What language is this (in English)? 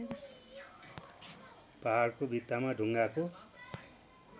Nepali